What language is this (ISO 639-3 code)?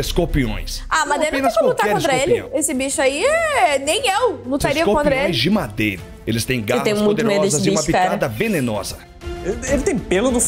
por